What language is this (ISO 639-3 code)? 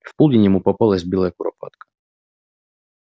rus